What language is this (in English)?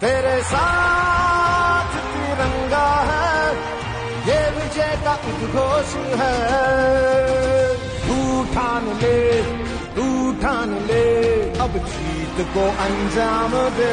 Turkish